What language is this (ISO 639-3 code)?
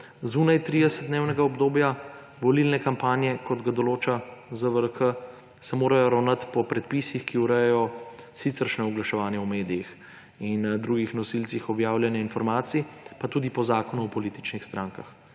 slv